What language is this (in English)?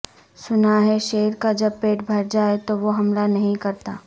Urdu